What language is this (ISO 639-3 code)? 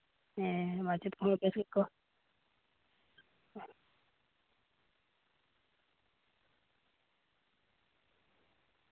sat